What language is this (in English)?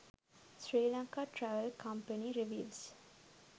Sinhala